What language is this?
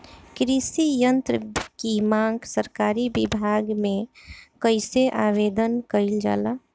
Bhojpuri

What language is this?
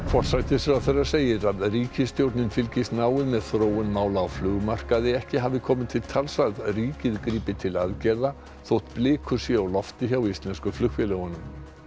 Icelandic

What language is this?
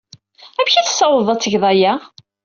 Kabyle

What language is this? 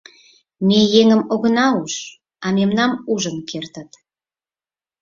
Mari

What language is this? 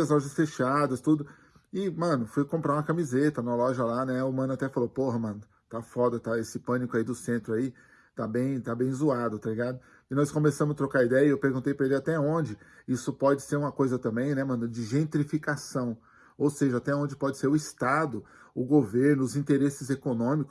Portuguese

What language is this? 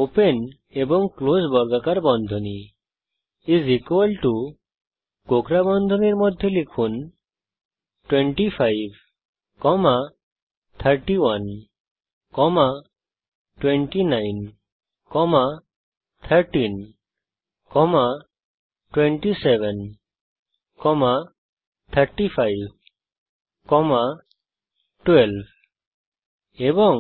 Bangla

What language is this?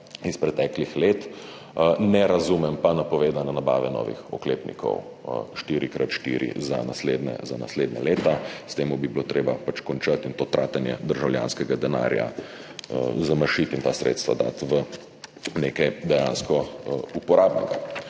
Slovenian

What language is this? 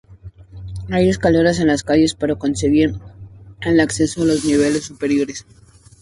Spanish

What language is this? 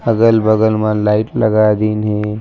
Chhattisgarhi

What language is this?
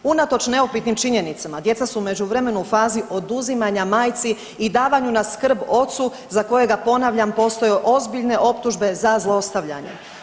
Croatian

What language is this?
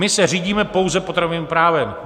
Czech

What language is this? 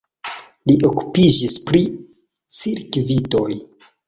Esperanto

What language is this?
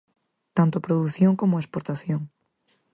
Galician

